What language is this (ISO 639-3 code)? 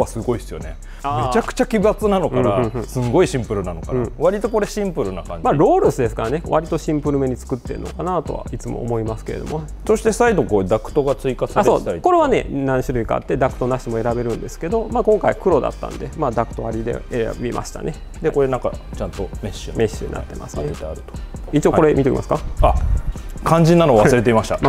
jpn